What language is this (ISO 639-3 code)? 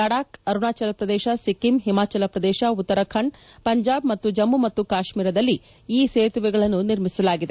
kan